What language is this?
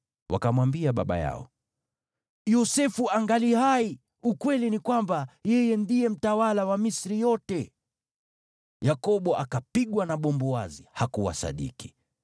Swahili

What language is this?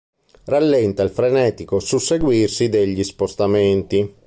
Italian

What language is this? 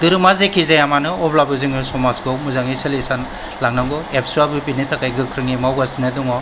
Bodo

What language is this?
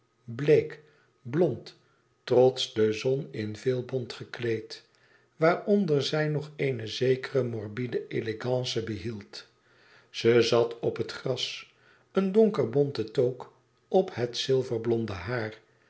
Dutch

